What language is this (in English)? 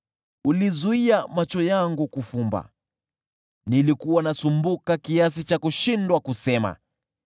Swahili